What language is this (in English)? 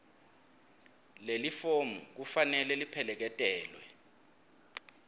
Swati